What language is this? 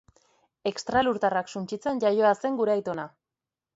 Basque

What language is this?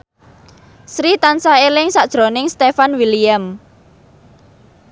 Javanese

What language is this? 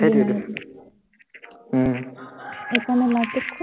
Assamese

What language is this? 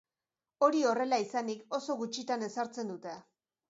Basque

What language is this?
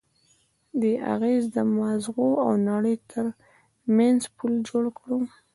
Pashto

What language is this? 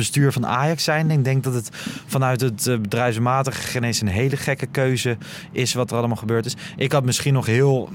Dutch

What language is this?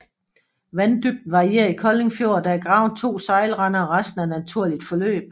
Danish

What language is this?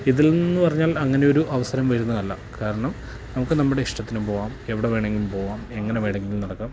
Malayalam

